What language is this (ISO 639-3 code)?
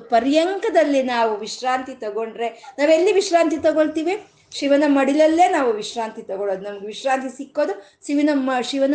kan